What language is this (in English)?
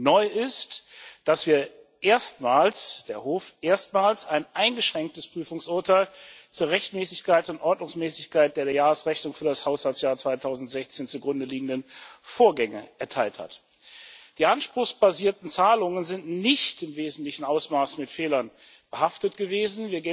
German